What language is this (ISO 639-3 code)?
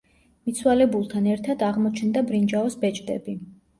kat